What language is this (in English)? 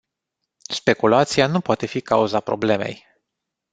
Romanian